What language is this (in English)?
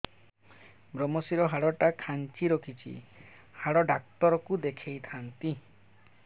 Odia